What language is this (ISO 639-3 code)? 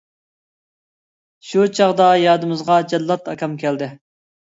uig